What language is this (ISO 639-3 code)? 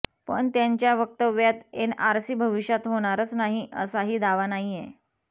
mar